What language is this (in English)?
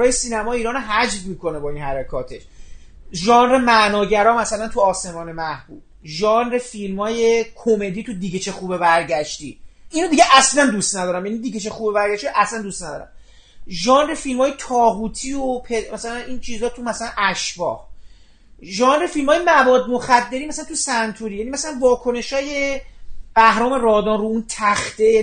Persian